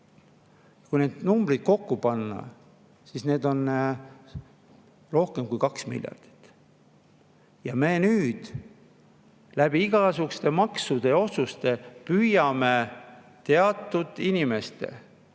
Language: Estonian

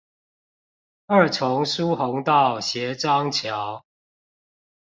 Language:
Chinese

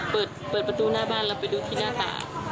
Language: Thai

